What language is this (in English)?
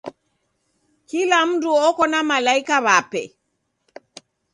Taita